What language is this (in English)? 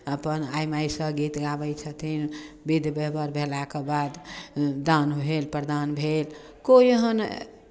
Maithili